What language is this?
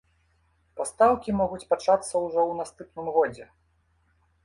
Belarusian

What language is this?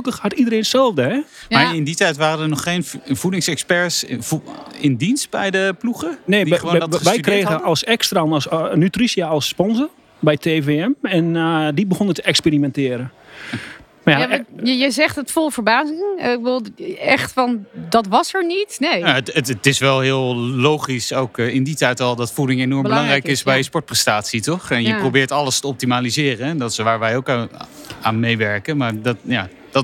Dutch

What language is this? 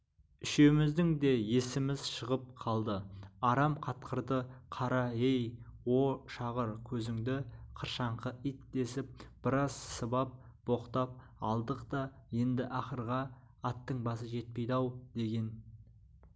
Kazakh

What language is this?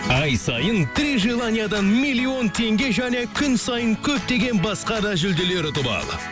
Kazakh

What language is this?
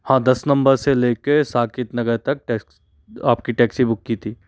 Hindi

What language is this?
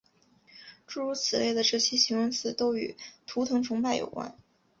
Chinese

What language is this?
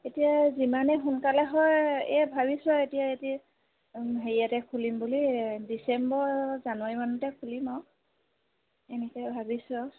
Assamese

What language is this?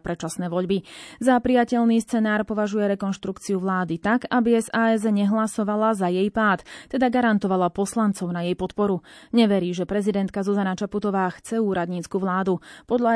Slovak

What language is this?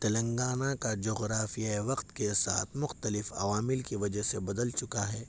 Urdu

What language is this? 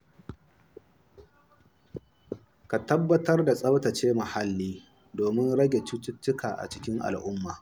Hausa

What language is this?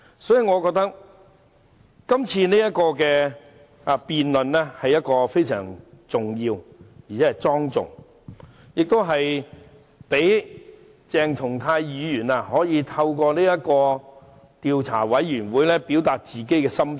Cantonese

